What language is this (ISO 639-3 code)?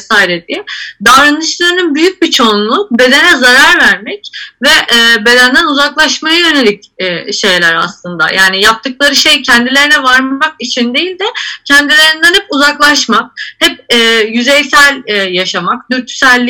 tur